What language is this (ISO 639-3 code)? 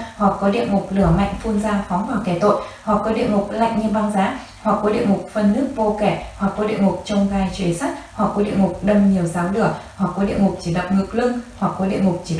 vie